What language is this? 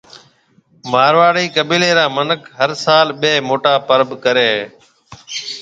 Marwari (Pakistan)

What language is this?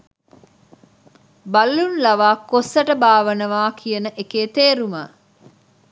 Sinhala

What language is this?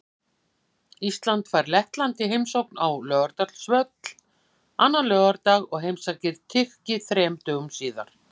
Icelandic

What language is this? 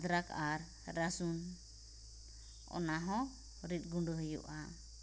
Santali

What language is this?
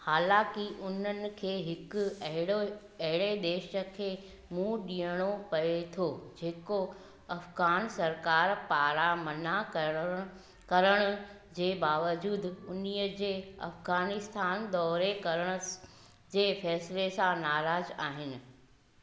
Sindhi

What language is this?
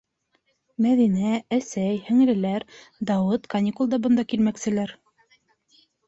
Bashkir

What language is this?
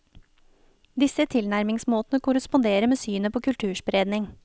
Norwegian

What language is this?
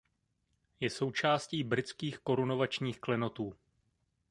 Czech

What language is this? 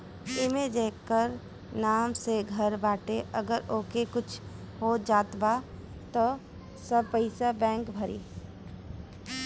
Bhojpuri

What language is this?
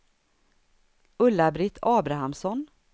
Swedish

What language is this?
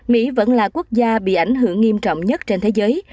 Vietnamese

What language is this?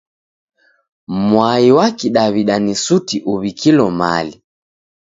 Taita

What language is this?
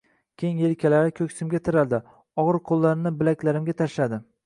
Uzbek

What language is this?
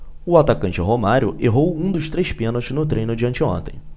Portuguese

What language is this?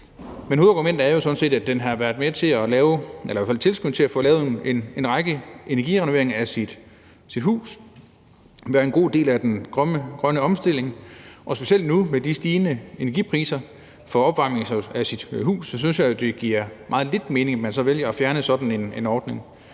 Danish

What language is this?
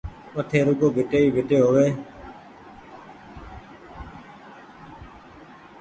Goaria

